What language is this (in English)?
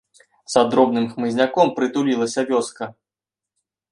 Belarusian